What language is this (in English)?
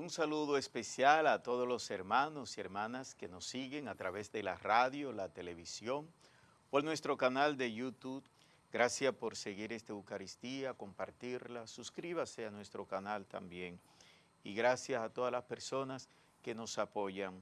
Spanish